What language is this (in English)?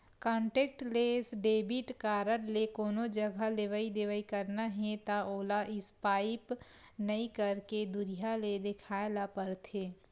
Chhattisgarhi